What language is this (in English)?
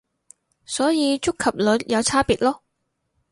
Cantonese